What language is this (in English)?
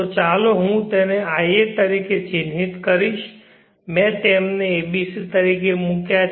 Gujarati